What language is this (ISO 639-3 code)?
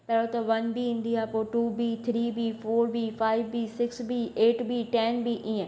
snd